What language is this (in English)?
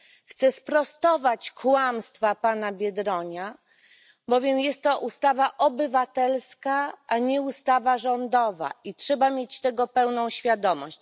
Polish